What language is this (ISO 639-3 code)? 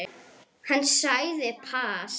isl